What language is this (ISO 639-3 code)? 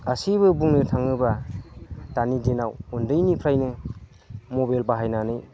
brx